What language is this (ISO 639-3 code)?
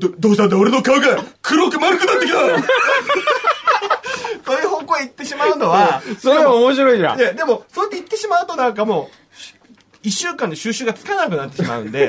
jpn